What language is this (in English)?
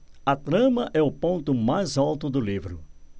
Portuguese